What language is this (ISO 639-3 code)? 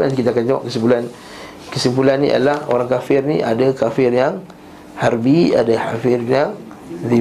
msa